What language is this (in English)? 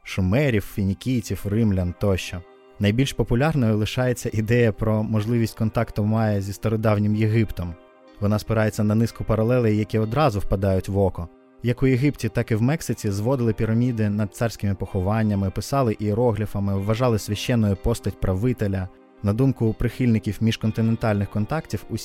Ukrainian